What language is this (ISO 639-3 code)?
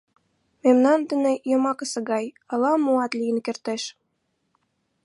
chm